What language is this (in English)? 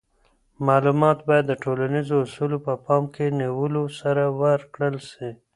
Pashto